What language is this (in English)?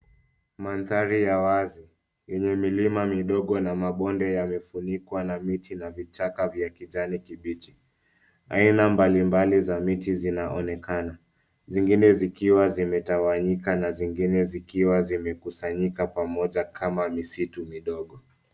Swahili